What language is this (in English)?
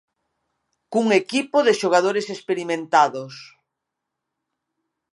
Galician